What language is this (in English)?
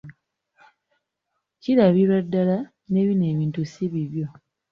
Ganda